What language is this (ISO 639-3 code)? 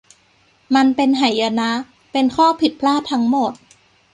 tha